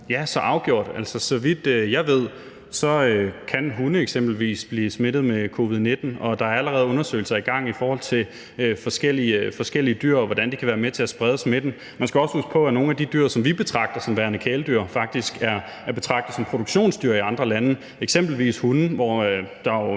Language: Danish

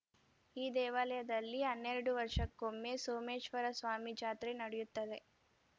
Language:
Kannada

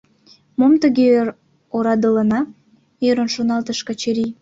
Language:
Mari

